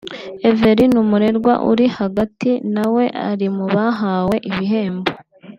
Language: Kinyarwanda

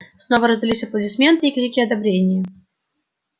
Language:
Russian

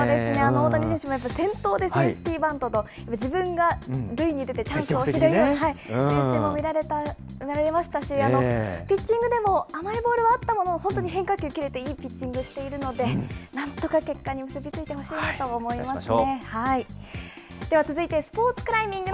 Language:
Japanese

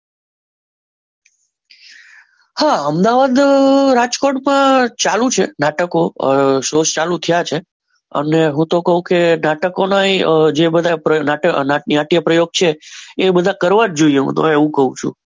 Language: Gujarati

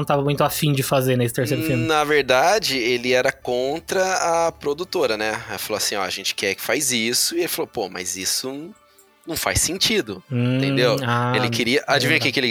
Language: Portuguese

